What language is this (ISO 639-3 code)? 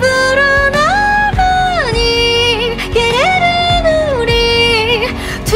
kor